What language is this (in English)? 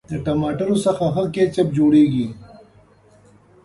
Pashto